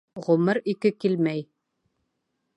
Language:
Bashkir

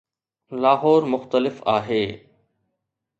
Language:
Sindhi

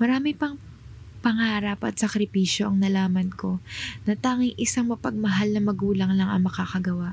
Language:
Filipino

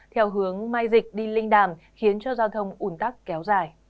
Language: Vietnamese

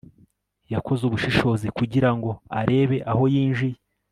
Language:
Kinyarwanda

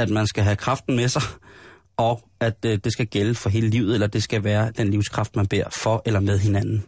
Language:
Danish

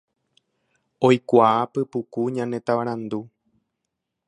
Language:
Guarani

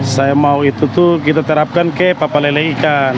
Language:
Indonesian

